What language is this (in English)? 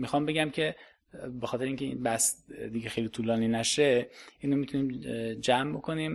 Persian